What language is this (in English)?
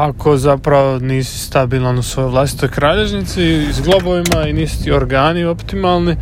Croatian